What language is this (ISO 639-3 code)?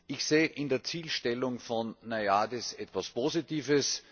deu